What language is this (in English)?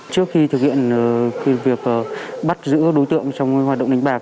Vietnamese